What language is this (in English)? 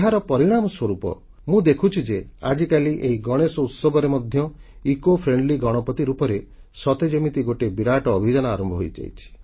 Odia